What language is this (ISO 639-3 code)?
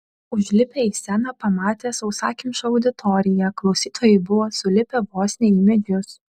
lit